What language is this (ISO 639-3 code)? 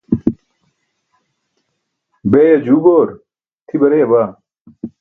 bsk